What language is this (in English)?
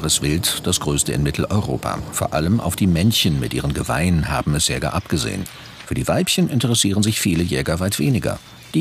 German